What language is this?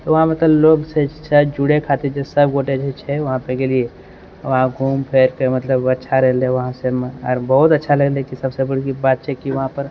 Maithili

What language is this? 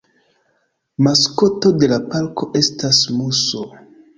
Esperanto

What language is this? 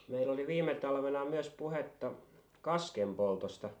Finnish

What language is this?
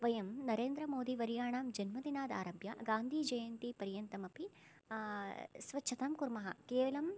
Sanskrit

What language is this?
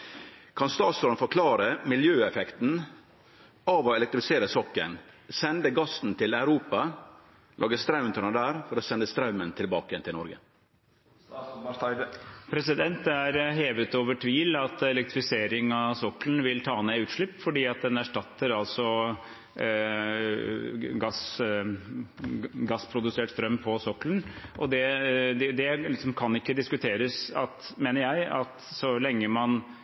Norwegian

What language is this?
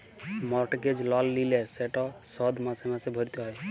Bangla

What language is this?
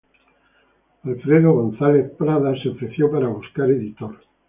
Spanish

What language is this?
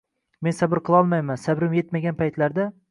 Uzbek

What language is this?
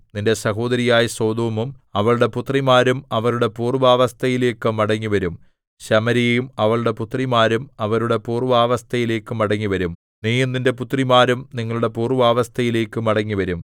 Malayalam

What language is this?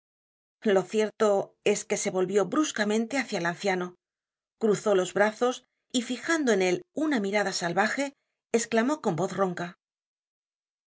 Spanish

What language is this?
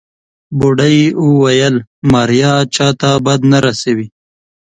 Pashto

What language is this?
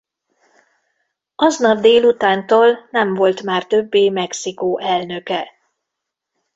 Hungarian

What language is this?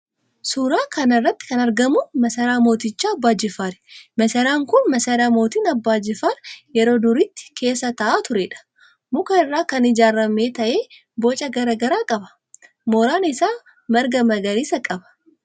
Oromo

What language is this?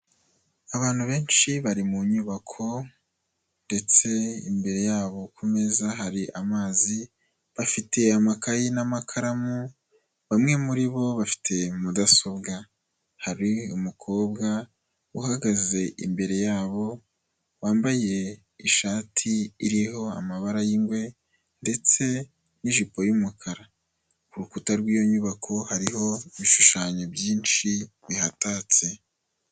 Kinyarwanda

